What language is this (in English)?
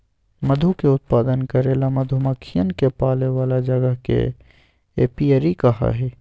Magahi